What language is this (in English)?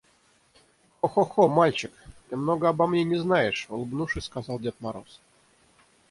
Russian